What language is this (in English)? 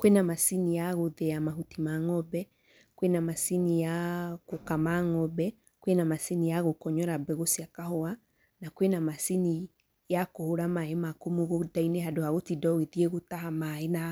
Kikuyu